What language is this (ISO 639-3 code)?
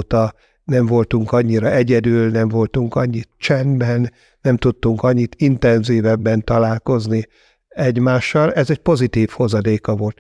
hun